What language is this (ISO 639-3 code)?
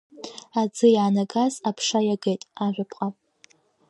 abk